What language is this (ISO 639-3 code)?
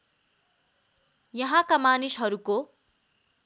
nep